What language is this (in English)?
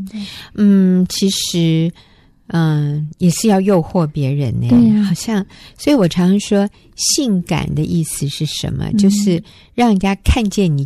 Chinese